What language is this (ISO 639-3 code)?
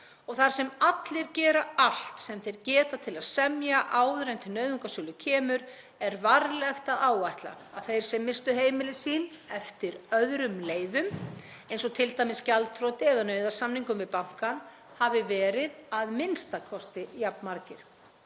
isl